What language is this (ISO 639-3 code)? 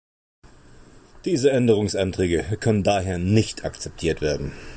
deu